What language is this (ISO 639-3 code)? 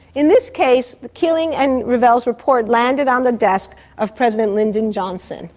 eng